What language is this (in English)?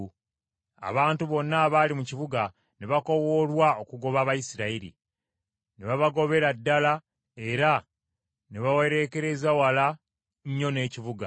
Ganda